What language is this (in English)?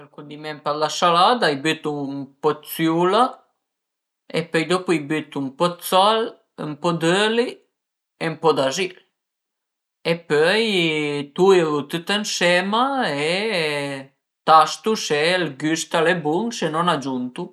Piedmontese